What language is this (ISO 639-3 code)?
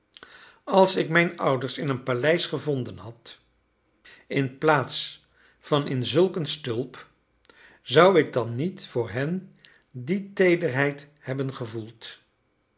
nld